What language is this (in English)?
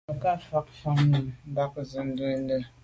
Medumba